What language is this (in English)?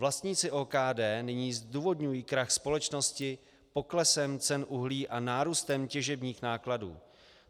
Czech